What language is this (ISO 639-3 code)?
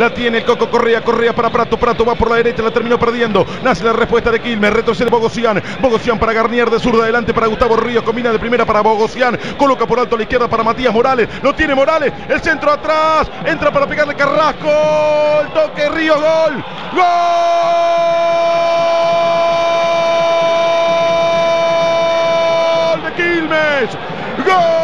spa